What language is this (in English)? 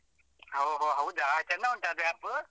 Kannada